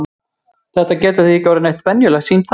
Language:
Icelandic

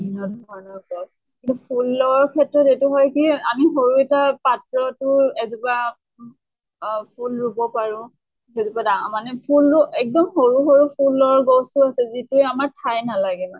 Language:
Assamese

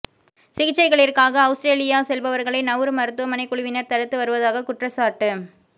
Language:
Tamil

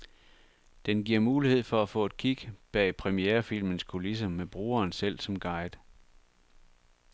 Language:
Danish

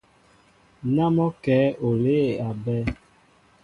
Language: Mbo (Cameroon)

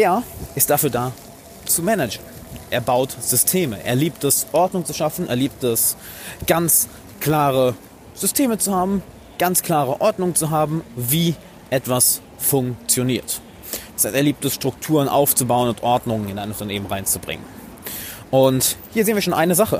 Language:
German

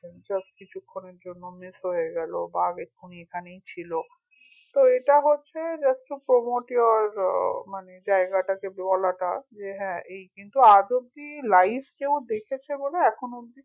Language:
Bangla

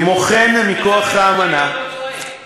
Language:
Hebrew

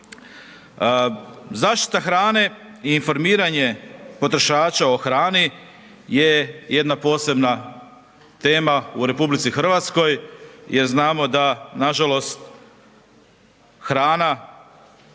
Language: Croatian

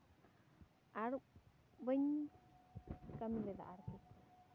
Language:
Santali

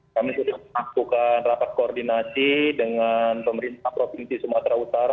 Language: Indonesian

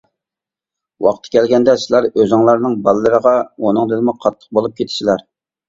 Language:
Uyghur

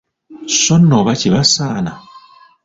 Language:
Ganda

